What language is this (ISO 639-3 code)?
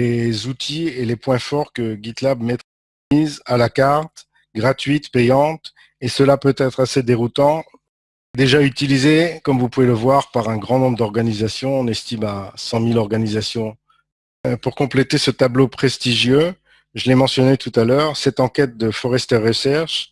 fra